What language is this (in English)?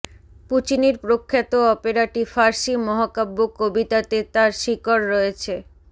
Bangla